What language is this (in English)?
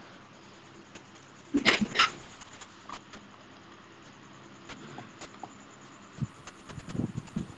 Malay